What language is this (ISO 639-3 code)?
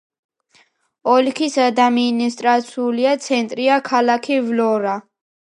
kat